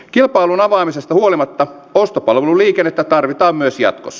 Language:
Finnish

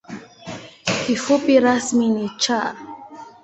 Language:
Swahili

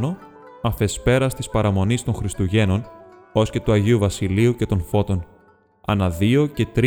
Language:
Greek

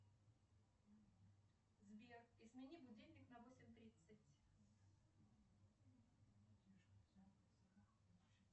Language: Russian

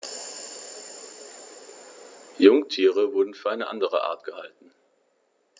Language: German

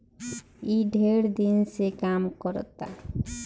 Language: Bhojpuri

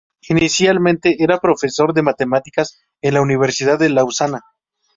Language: Spanish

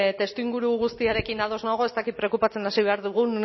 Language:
Basque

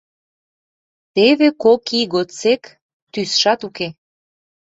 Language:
Mari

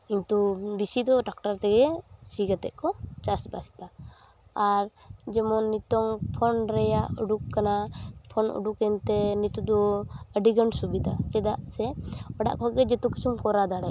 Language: Santali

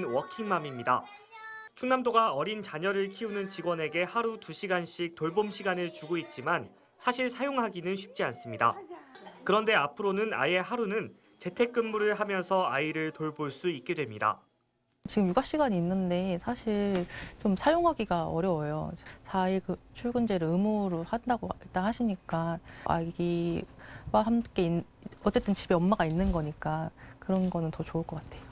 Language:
Korean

